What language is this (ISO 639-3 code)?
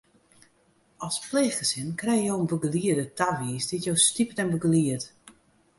fry